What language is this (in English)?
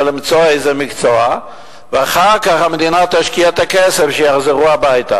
Hebrew